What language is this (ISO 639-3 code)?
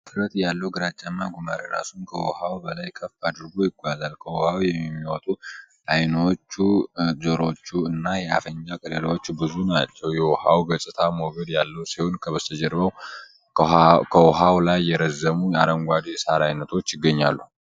amh